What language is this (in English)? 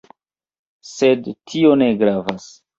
Esperanto